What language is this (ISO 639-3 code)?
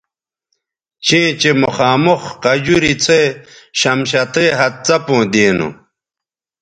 btv